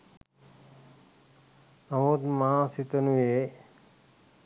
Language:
Sinhala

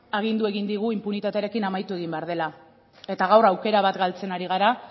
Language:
Basque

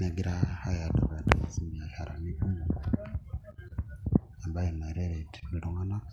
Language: Masai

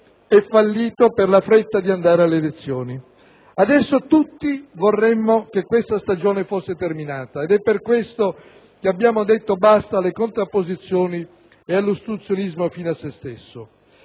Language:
Italian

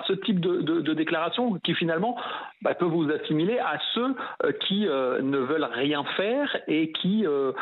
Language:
French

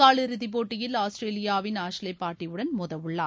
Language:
Tamil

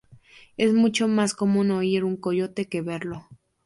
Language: Spanish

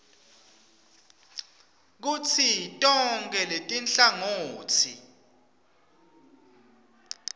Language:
Swati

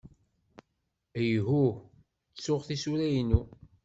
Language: Kabyle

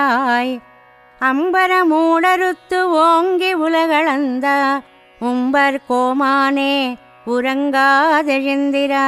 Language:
Telugu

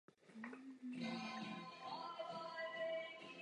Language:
Czech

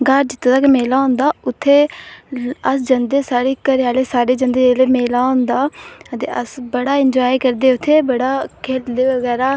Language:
Dogri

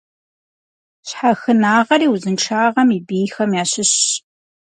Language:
Kabardian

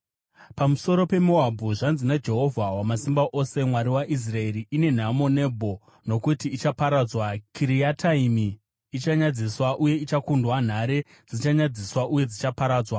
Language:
Shona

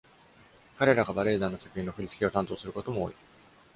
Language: Japanese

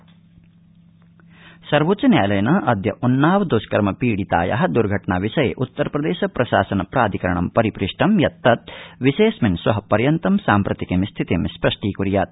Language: Sanskrit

